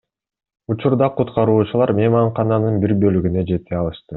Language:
Kyrgyz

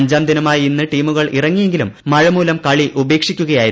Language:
Malayalam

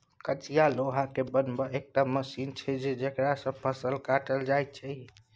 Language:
Maithili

